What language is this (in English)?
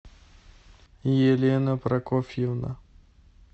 Russian